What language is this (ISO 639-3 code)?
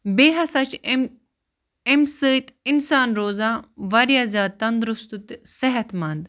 kas